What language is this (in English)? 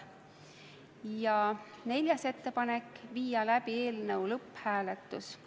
Estonian